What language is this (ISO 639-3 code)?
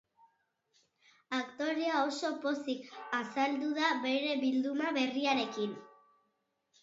eus